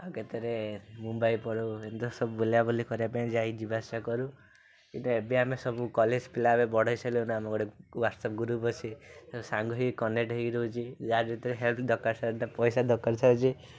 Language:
Odia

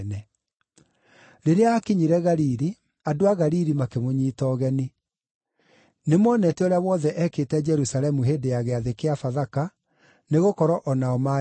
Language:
Kikuyu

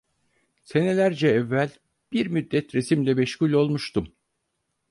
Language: Turkish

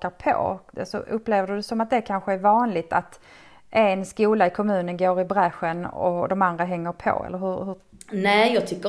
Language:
Swedish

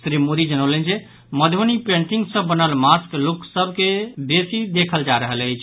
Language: Maithili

